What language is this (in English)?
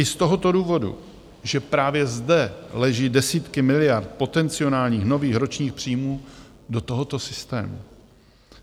Czech